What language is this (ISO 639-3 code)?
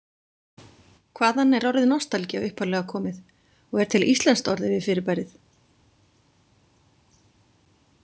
isl